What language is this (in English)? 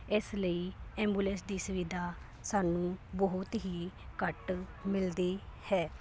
Punjabi